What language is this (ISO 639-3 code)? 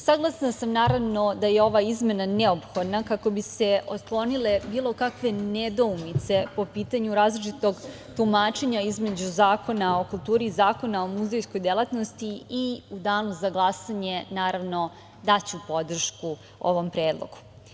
srp